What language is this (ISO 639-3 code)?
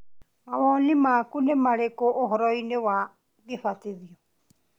kik